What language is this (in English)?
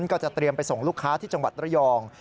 Thai